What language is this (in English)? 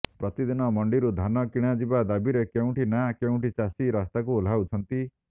Odia